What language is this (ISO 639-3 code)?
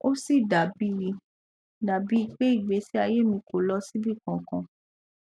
yor